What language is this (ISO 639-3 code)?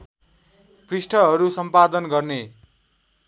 nep